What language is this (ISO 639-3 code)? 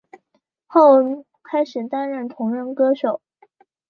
zho